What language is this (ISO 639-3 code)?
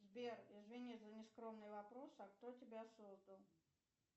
rus